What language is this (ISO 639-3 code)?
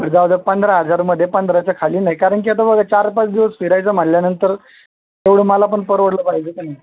mar